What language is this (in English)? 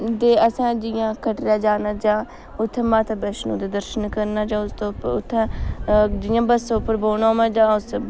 Dogri